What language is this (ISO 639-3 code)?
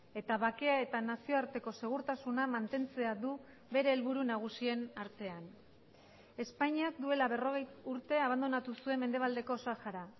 eus